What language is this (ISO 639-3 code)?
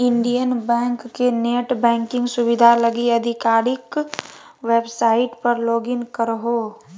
mag